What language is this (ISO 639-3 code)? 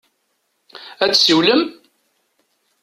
kab